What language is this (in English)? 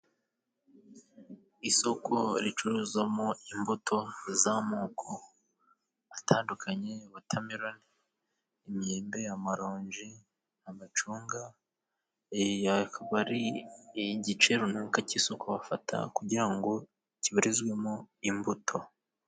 Kinyarwanda